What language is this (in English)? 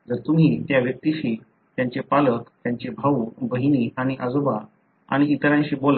Marathi